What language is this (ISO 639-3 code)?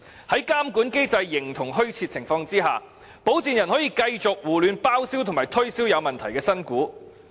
yue